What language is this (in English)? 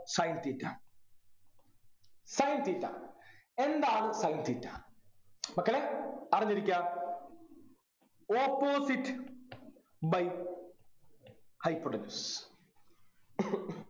Malayalam